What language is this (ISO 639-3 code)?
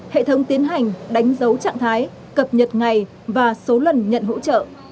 vie